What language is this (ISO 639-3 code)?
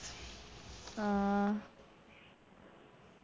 mal